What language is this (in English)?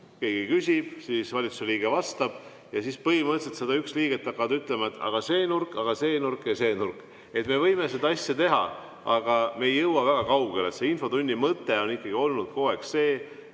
Estonian